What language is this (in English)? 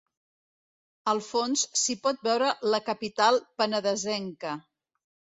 Catalan